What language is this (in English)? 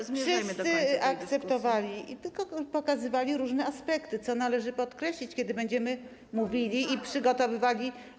Polish